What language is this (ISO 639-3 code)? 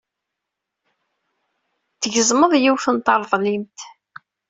kab